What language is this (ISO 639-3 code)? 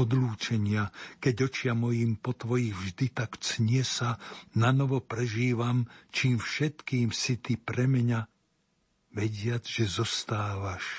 slk